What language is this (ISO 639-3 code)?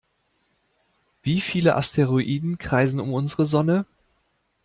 deu